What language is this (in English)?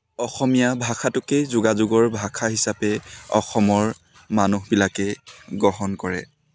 Assamese